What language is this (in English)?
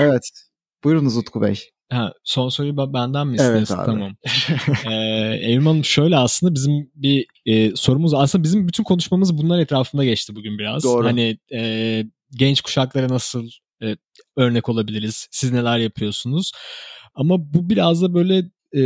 Turkish